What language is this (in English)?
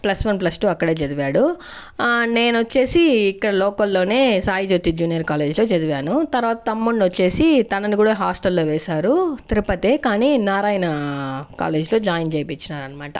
Telugu